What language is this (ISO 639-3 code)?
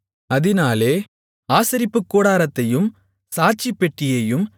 tam